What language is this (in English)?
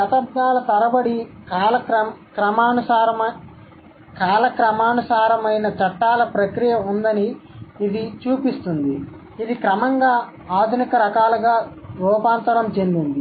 Telugu